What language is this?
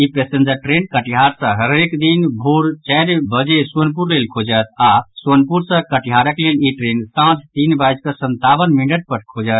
Maithili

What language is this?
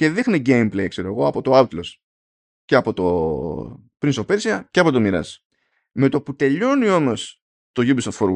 Greek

